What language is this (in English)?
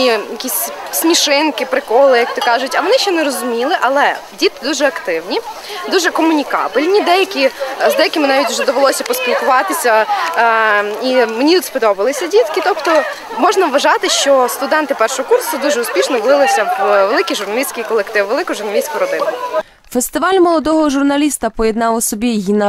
Ukrainian